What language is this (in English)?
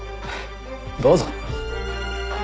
Japanese